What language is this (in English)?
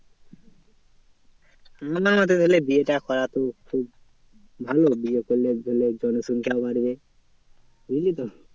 Bangla